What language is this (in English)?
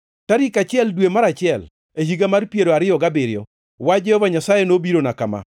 Luo (Kenya and Tanzania)